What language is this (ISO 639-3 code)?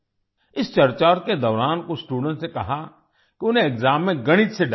hin